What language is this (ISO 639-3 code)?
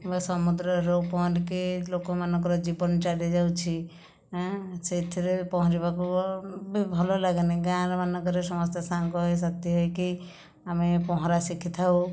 ori